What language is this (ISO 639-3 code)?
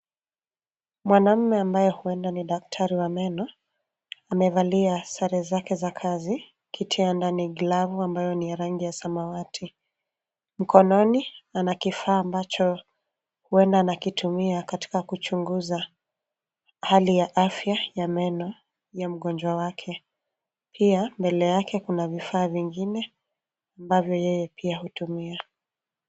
swa